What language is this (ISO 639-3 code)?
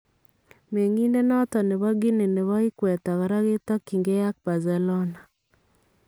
kln